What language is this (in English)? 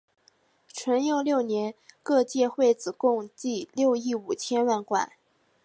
Chinese